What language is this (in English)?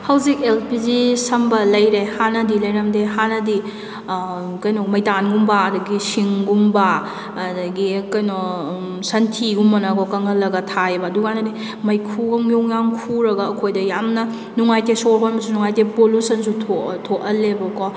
Manipuri